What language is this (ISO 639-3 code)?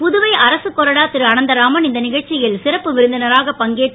tam